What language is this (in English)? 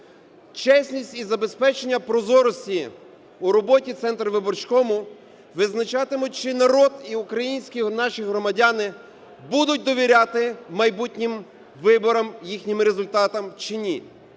Ukrainian